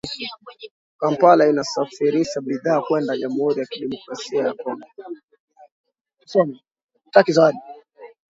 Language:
Swahili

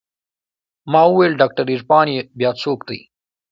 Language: Pashto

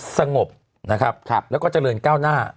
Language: Thai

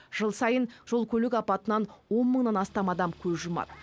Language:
Kazakh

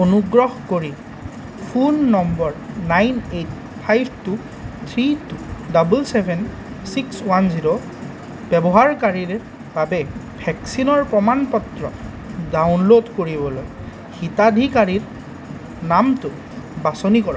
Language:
Assamese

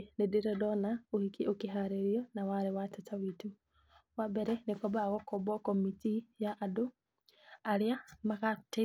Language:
Kikuyu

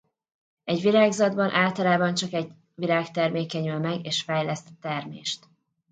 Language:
Hungarian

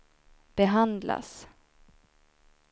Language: Swedish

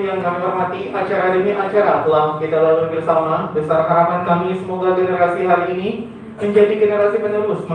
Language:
Indonesian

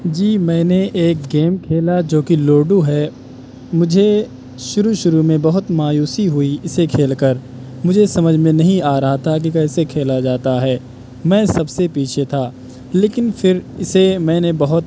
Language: Urdu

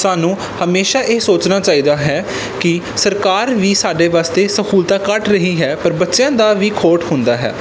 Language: Punjabi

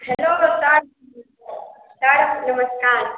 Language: Maithili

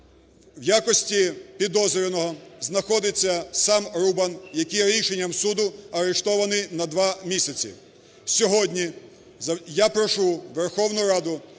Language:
Ukrainian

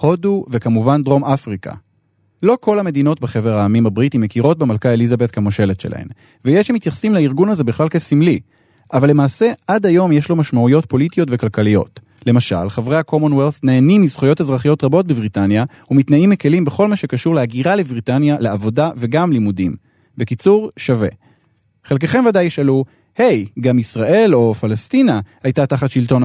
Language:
Hebrew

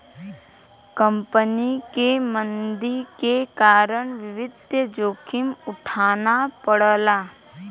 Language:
Bhojpuri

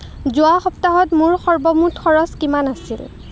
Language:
Assamese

